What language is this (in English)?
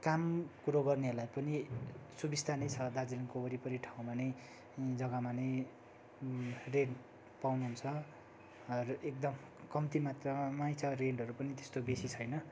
Nepali